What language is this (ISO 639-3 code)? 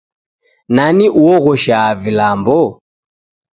dav